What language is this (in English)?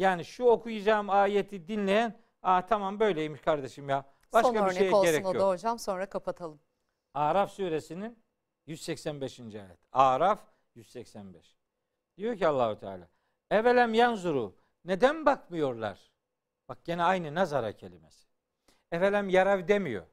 Turkish